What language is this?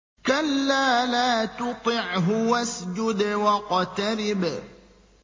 Arabic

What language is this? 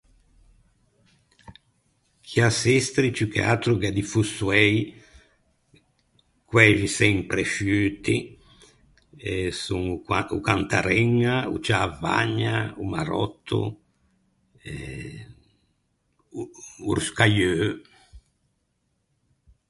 Ligurian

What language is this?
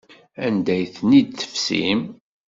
Kabyle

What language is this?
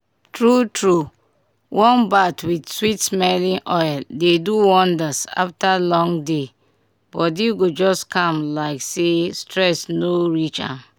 Nigerian Pidgin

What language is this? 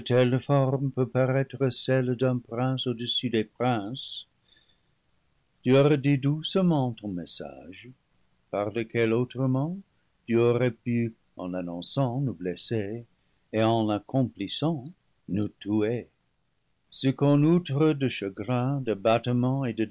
French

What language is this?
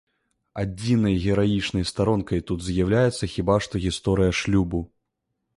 Belarusian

